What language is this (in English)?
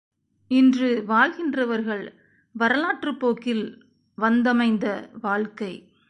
Tamil